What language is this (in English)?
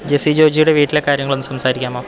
Malayalam